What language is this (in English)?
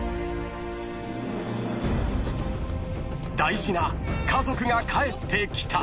Japanese